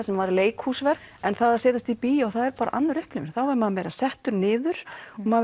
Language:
Icelandic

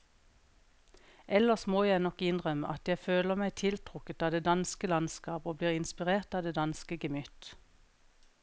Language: Norwegian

